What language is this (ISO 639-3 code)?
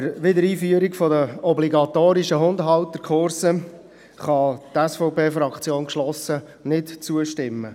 gsw